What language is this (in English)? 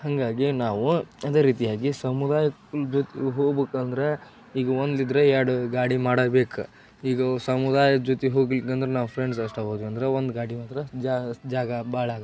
Kannada